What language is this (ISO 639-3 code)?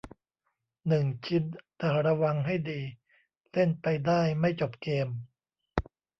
tha